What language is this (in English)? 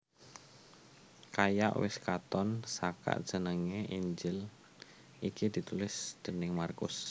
Javanese